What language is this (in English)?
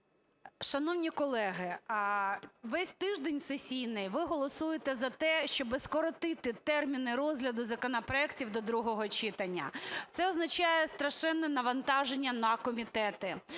Ukrainian